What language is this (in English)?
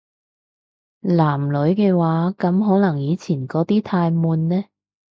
Cantonese